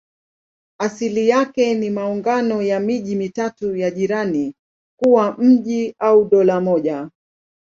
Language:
Swahili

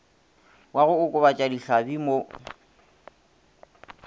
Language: Northern Sotho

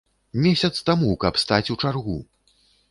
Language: Belarusian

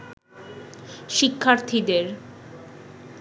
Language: Bangla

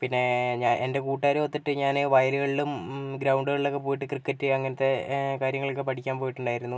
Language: Malayalam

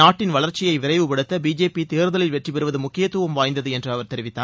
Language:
Tamil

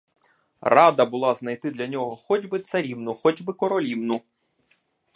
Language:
Ukrainian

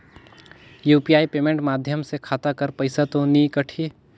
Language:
Chhattisgarhi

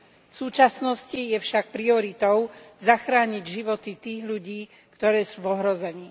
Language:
Slovak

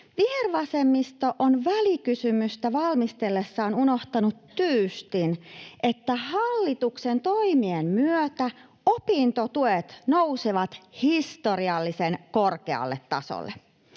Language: Finnish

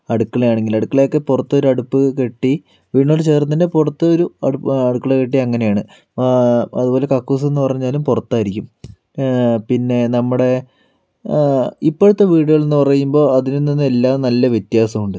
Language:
Malayalam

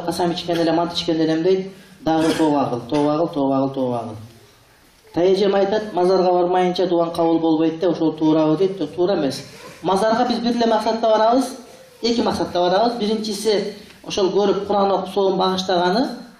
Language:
Turkish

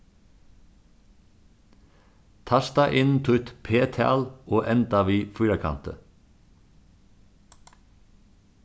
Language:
Faroese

